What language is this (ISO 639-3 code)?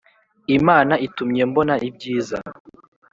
kin